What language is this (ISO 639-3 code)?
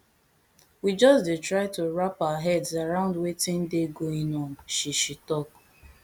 pcm